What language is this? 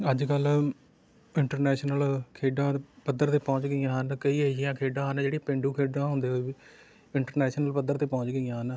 Punjabi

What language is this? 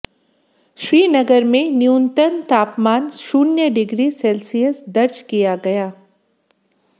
Hindi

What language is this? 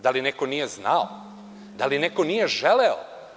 Serbian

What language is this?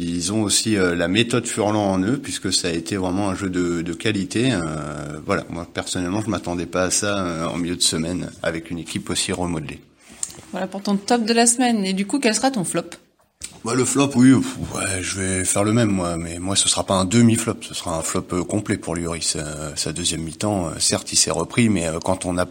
French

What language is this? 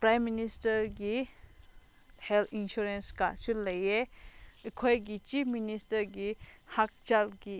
Manipuri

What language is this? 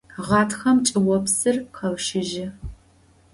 Adyghe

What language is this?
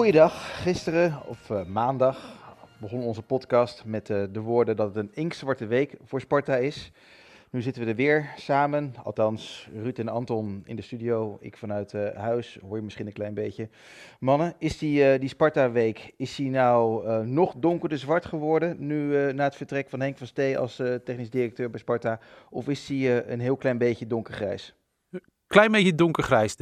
Dutch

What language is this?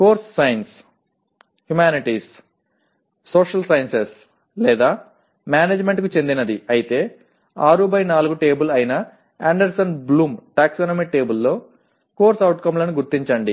Telugu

